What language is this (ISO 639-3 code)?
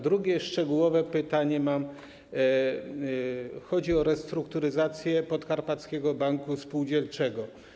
pol